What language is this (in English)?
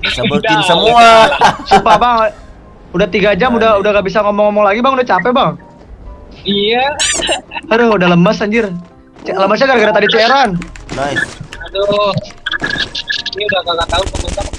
Indonesian